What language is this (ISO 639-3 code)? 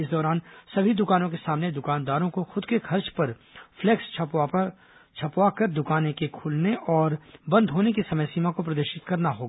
hin